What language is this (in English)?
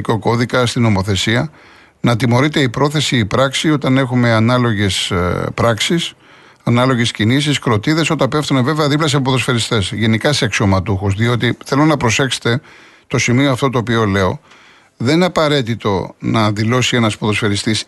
Greek